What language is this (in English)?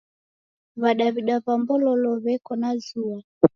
Taita